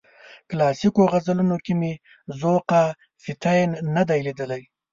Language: Pashto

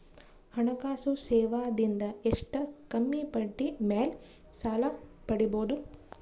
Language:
Kannada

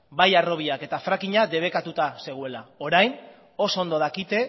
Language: Basque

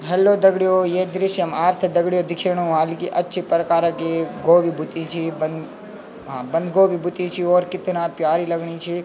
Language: Garhwali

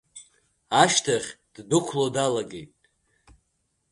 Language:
Abkhazian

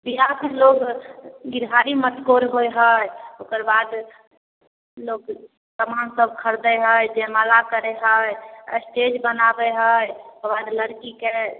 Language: Maithili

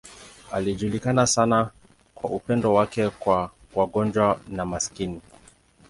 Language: Swahili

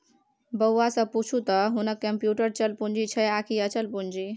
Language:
Maithili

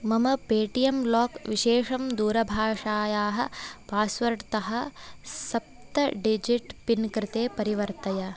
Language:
Sanskrit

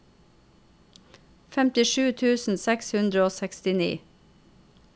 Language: Norwegian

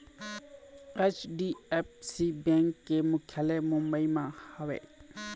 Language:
Chhattisgarhi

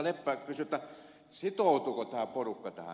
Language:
Finnish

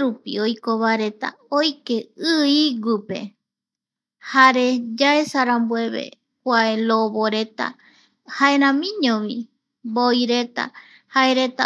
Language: Eastern Bolivian Guaraní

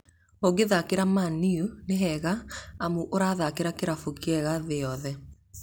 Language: Kikuyu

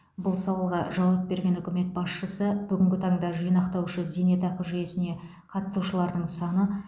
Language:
Kazakh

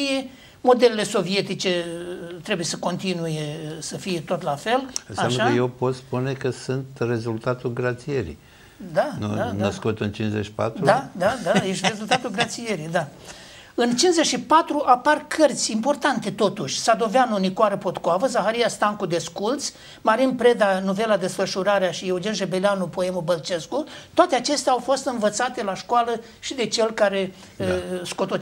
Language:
Romanian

